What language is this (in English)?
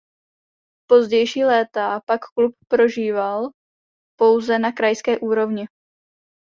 Czech